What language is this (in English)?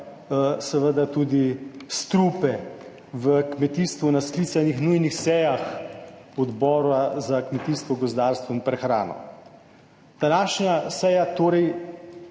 Slovenian